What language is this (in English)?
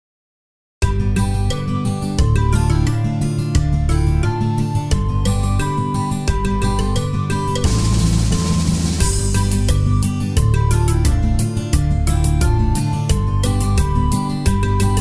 Greek